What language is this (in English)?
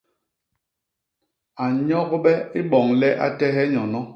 Basaa